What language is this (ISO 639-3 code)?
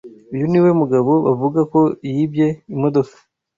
kin